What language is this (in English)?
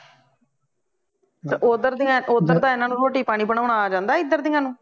Punjabi